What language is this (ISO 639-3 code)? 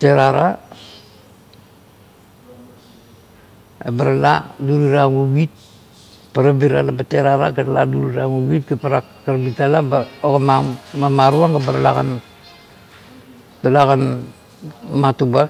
kto